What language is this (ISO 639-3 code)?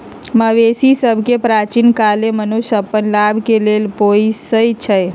mag